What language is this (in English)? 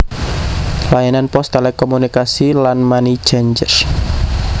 Javanese